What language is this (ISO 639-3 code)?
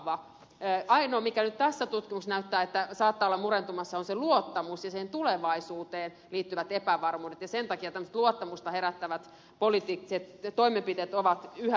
fin